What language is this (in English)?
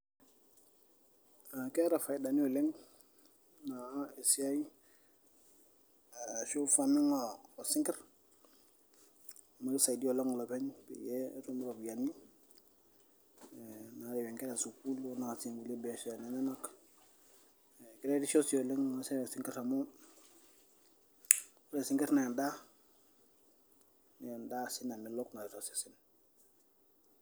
Masai